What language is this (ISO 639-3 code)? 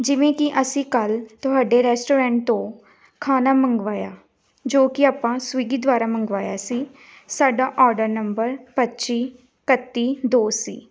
pan